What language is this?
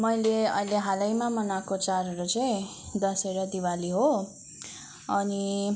Nepali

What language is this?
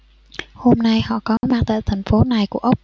Vietnamese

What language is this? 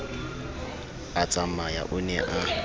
Southern Sotho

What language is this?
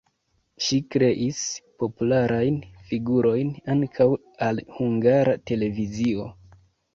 Esperanto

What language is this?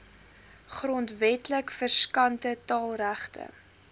Afrikaans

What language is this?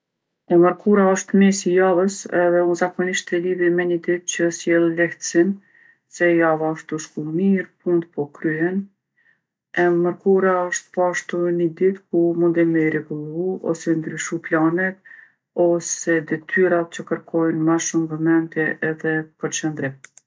Gheg Albanian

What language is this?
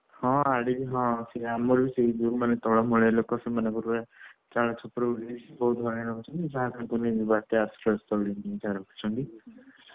Odia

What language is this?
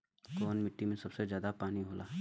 Bhojpuri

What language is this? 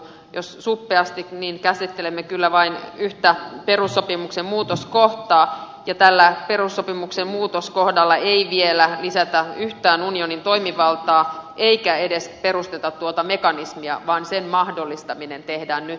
Finnish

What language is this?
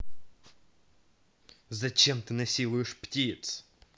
Russian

